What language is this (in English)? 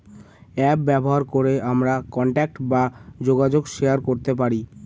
Bangla